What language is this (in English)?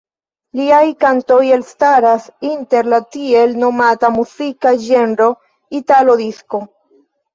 Esperanto